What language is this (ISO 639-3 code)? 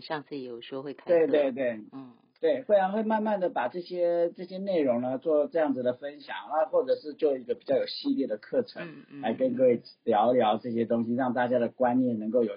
zho